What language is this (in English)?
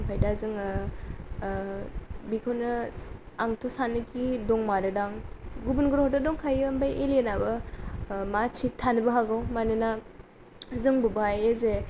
Bodo